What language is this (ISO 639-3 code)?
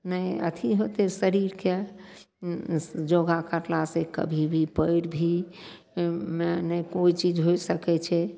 mai